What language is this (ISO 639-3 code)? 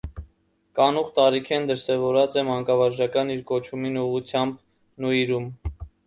hye